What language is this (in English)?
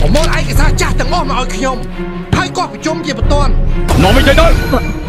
Thai